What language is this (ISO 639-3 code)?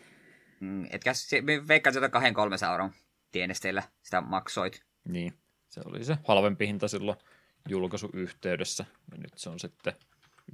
fin